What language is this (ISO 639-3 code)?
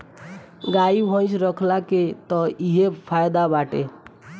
bho